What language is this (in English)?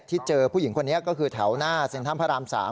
Thai